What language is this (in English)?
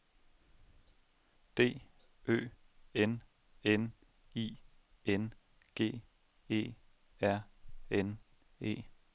Danish